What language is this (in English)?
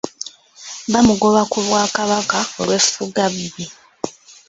Ganda